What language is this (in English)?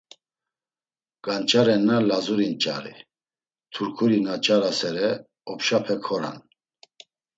Laz